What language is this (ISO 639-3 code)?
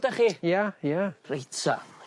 cym